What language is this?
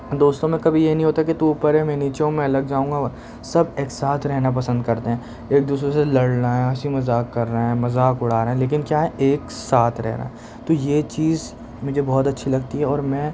Urdu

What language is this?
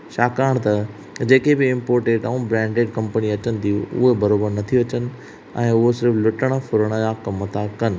Sindhi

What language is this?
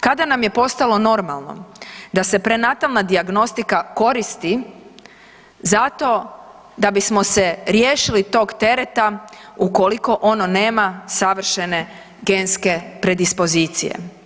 Croatian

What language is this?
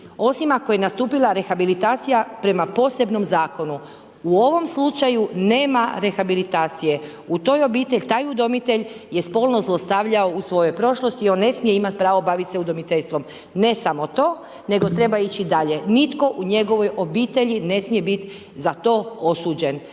Croatian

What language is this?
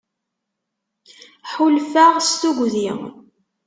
Kabyle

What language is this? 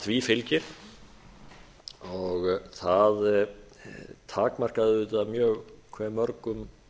Icelandic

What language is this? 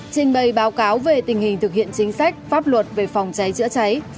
Vietnamese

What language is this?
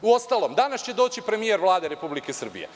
Serbian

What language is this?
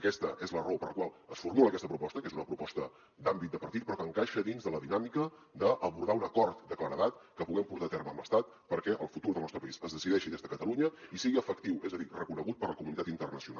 Catalan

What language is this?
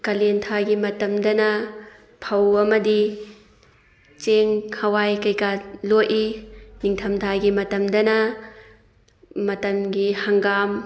Manipuri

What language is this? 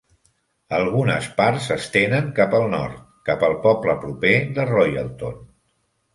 Catalan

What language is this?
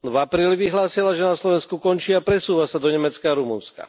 Slovak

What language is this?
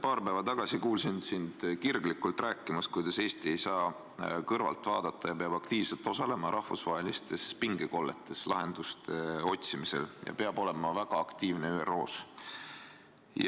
Estonian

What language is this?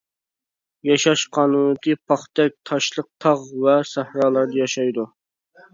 Uyghur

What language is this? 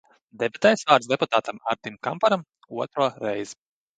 Latvian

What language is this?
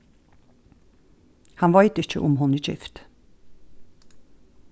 Faroese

